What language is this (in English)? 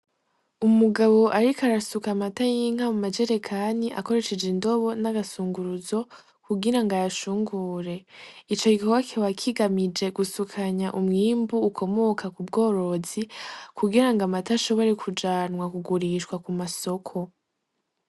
Rundi